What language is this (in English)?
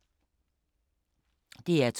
Danish